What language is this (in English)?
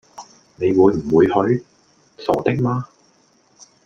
Cantonese